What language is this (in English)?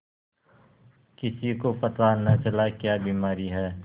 Hindi